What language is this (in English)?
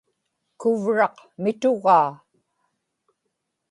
Inupiaq